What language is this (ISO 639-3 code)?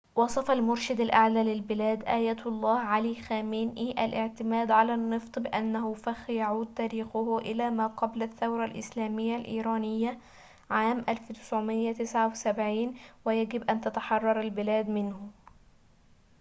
ara